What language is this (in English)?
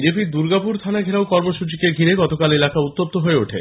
Bangla